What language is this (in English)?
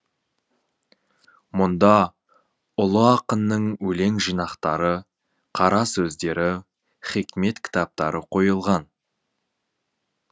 Kazakh